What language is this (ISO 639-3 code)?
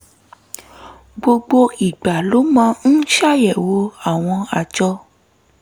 yor